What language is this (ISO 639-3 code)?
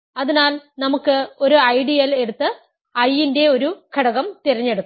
mal